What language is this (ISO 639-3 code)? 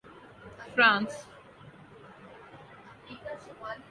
urd